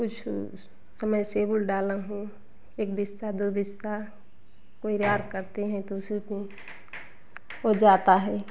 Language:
Hindi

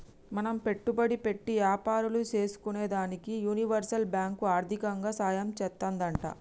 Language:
Telugu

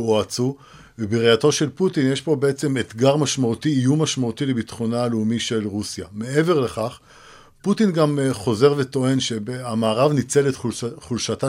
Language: Hebrew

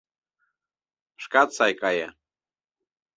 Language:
Mari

